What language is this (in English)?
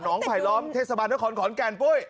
Thai